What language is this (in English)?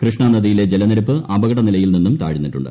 Malayalam